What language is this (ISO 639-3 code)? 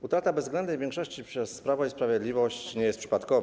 pol